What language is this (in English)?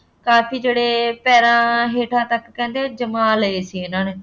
Punjabi